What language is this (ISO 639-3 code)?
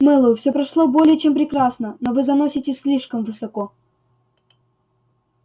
rus